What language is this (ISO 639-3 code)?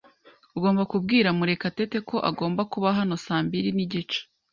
kin